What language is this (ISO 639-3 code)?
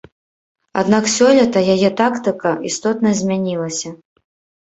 bel